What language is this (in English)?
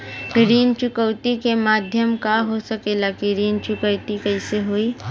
Bhojpuri